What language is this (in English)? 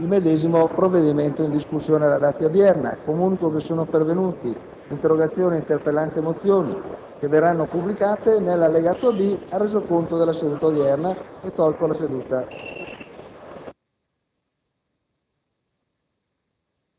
Italian